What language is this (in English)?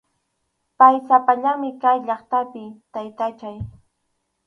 Arequipa-La Unión Quechua